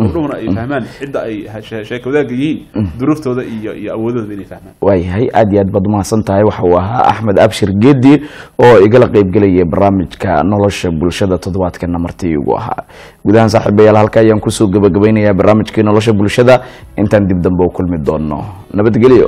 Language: Arabic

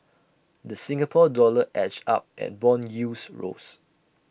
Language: English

